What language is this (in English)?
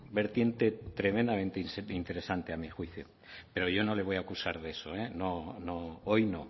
Spanish